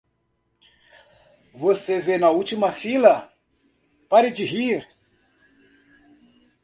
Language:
Portuguese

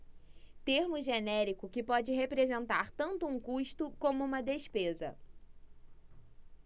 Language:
Portuguese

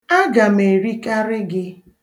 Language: Igbo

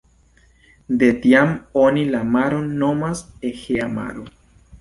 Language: Esperanto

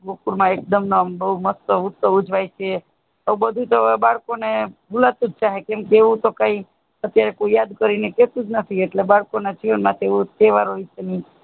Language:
Gujarati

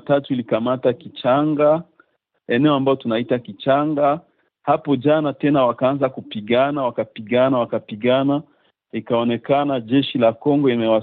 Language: Swahili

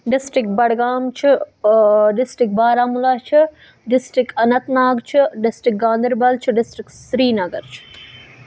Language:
Kashmiri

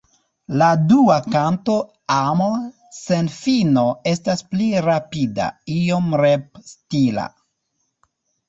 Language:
Esperanto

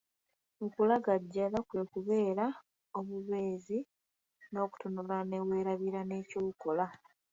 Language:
Ganda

